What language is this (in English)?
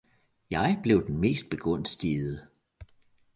Danish